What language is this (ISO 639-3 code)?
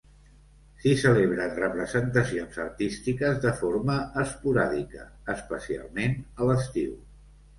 cat